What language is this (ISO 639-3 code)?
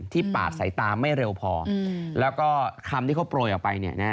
tha